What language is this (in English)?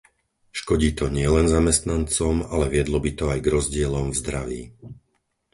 Slovak